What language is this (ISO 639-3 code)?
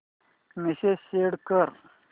mar